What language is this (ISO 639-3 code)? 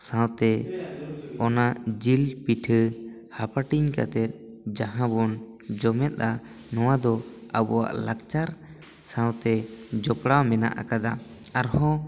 sat